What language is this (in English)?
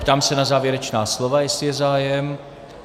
Czech